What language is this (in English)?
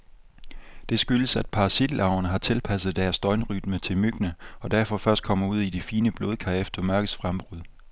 Danish